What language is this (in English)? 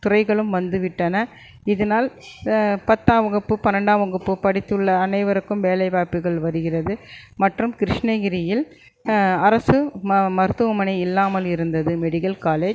Tamil